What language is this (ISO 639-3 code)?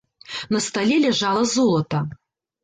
bel